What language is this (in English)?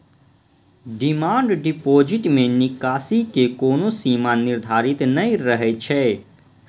Maithili